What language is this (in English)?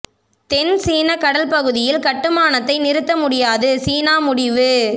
Tamil